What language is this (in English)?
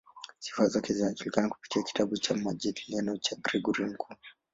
Swahili